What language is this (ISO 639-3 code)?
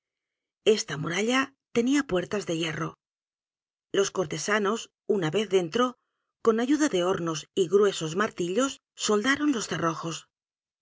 spa